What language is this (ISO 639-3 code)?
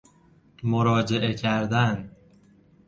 fas